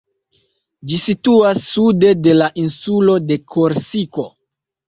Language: Esperanto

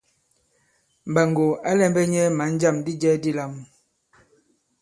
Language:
Bankon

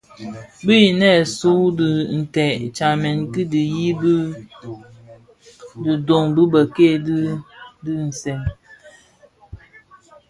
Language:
Bafia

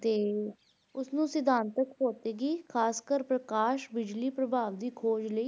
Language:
Punjabi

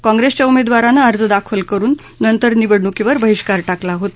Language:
Marathi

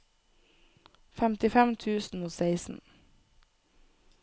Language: Norwegian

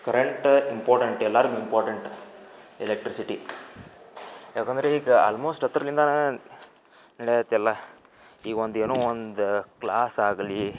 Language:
Kannada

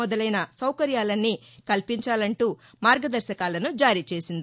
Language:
Telugu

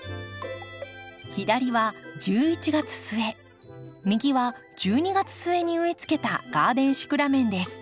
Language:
Japanese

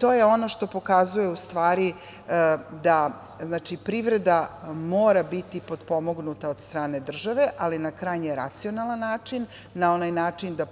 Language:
Serbian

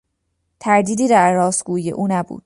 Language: Persian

